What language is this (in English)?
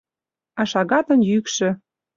Mari